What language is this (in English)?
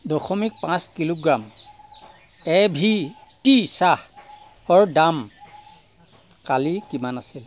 Assamese